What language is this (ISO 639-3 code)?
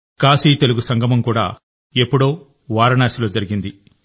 tel